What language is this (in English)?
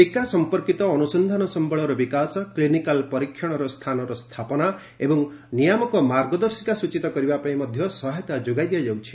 Odia